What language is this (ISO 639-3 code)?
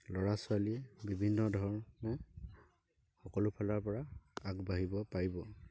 asm